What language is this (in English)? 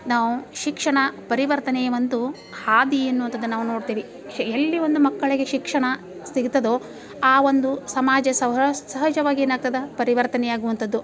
Kannada